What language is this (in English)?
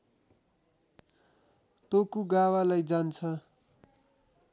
Nepali